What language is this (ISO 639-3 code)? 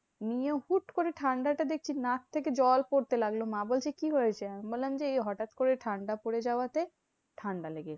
ben